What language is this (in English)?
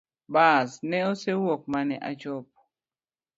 Luo (Kenya and Tanzania)